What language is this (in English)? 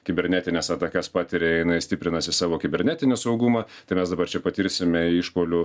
Lithuanian